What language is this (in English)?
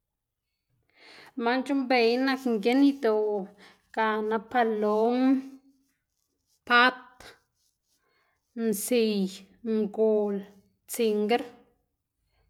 Xanaguía Zapotec